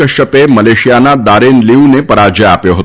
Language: Gujarati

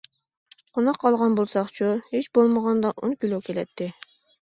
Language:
Uyghur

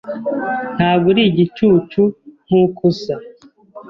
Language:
Kinyarwanda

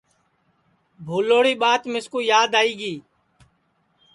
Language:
Sansi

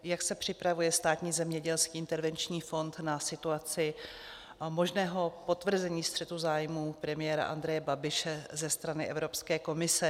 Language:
Czech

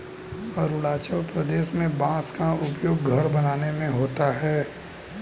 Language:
Hindi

